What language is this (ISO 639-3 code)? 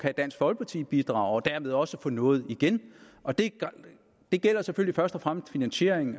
dan